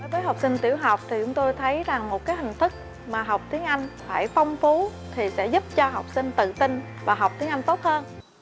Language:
Vietnamese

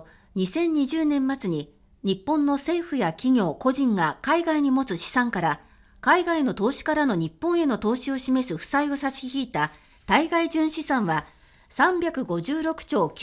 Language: Japanese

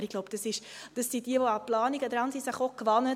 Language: Swiss German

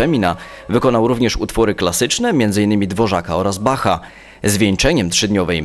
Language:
Polish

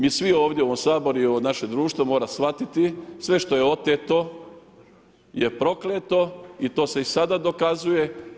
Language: Croatian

